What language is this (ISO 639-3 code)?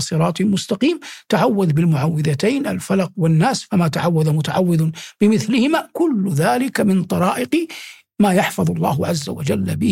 ara